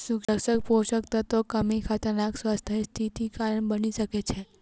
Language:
Maithili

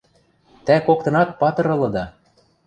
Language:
Western Mari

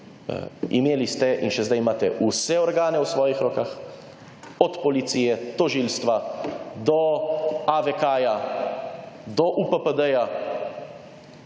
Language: Slovenian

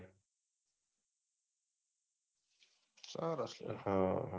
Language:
Gujarati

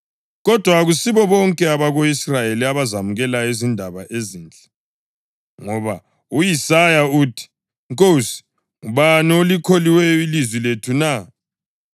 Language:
North Ndebele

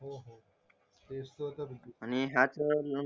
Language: Marathi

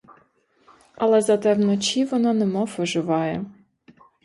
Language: Ukrainian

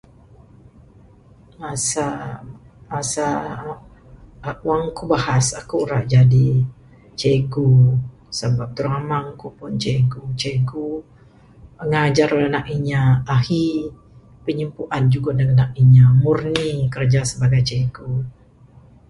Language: Bukar-Sadung Bidayuh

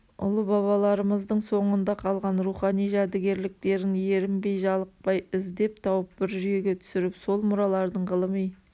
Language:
Kazakh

